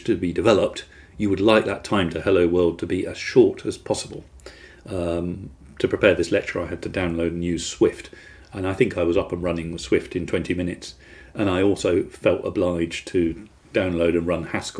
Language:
English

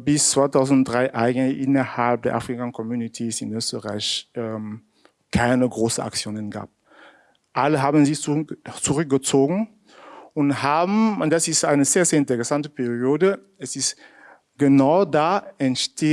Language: German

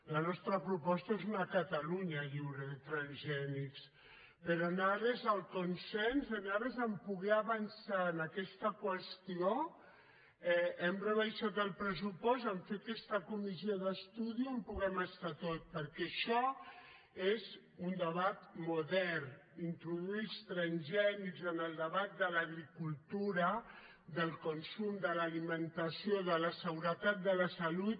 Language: Catalan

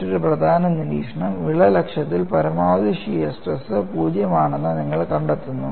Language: Malayalam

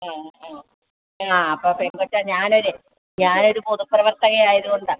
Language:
Malayalam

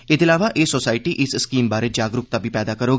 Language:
Dogri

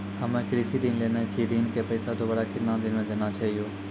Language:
Maithili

